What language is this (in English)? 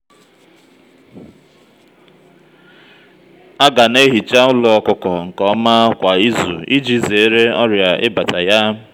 Igbo